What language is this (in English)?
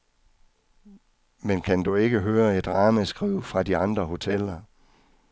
Danish